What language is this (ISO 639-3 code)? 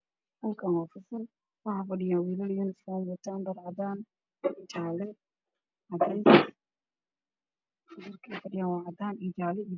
som